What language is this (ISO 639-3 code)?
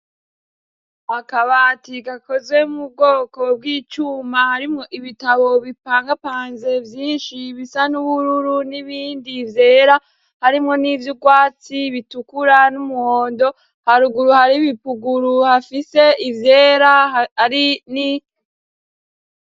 run